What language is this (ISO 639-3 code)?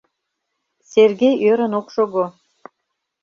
chm